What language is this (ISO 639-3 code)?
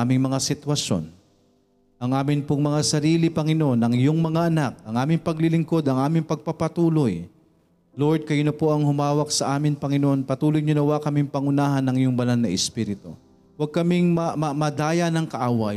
fil